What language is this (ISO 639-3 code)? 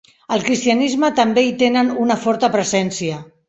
cat